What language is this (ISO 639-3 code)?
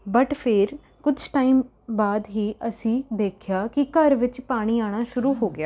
pan